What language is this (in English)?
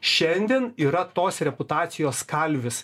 Lithuanian